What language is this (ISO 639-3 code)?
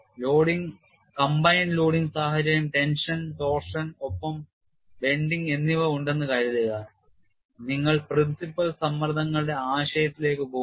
mal